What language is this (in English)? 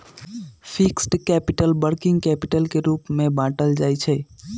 Magahi